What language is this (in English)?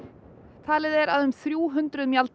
Icelandic